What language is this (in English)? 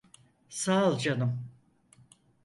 Turkish